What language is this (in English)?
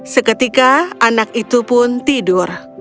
Indonesian